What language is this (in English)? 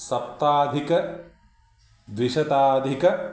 Sanskrit